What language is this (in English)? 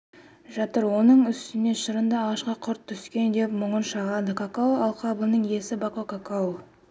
Kazakh